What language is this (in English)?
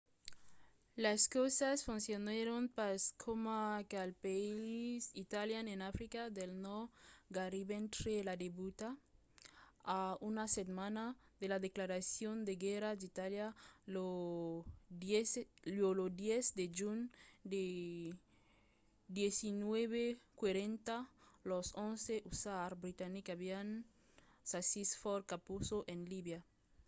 Occitan